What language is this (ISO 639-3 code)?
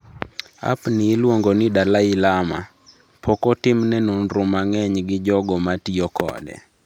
luo